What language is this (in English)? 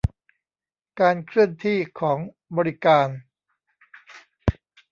Thai